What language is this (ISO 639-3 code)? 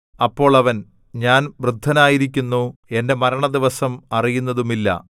mal